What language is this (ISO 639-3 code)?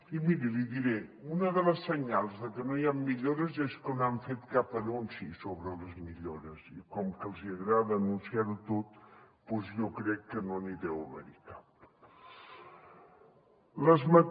cat